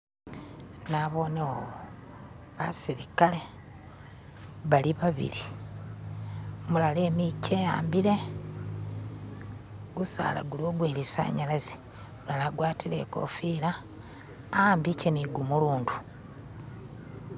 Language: Masaaba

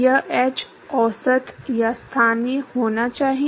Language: Hindi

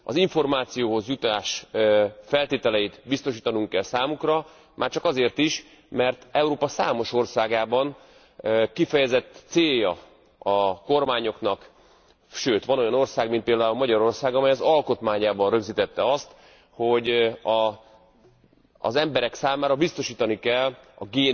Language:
Hungarian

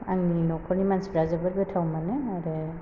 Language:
Bodo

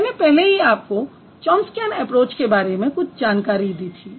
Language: Hindi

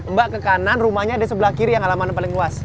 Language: Indonesian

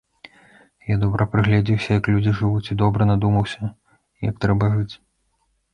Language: Belarusian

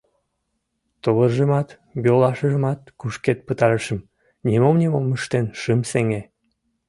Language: Mari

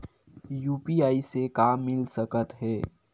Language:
Chhattisgarhi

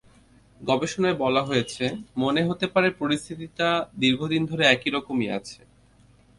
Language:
Bangla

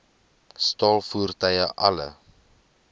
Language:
Afrikaans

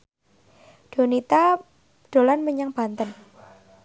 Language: Javanese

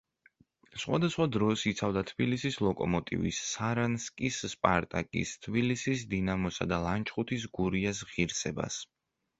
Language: Georgian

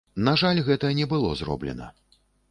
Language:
Belarusian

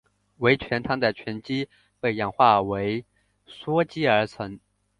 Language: Chinese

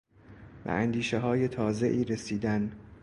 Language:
Persian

